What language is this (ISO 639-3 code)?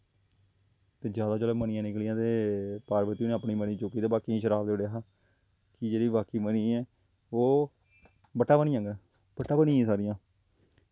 doi